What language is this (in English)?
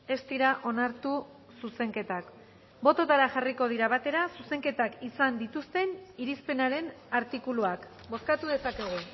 Basque